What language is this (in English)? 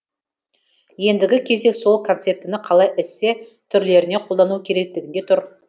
Kazakh